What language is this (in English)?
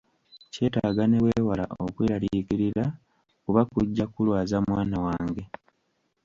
Ganda